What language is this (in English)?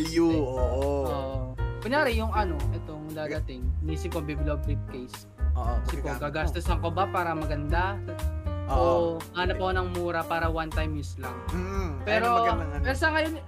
Filipino